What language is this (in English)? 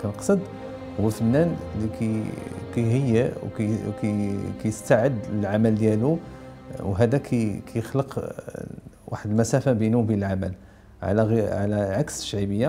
Arabic